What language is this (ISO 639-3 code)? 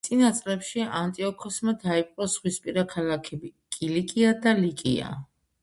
kat